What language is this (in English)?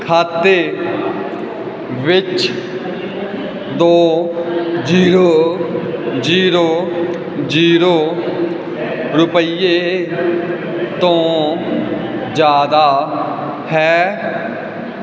Punjabi